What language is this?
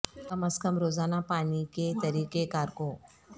Urdu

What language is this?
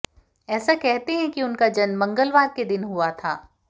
Hindi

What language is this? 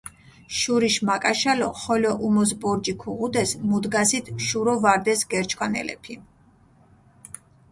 Mingrelian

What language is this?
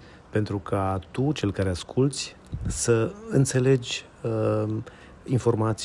Romanian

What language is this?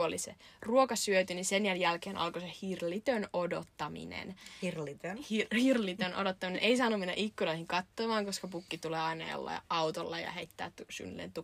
Finnish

